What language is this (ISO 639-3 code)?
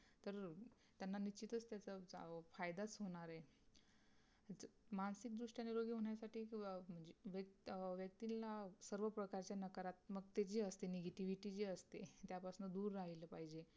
mar